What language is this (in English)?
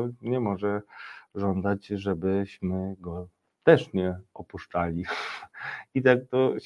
Polish